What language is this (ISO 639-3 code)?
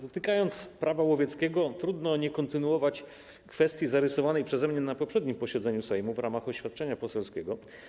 pol